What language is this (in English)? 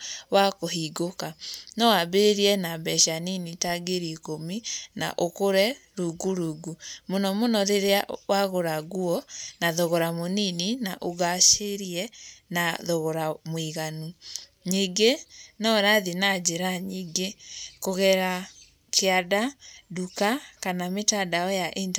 Kikuyu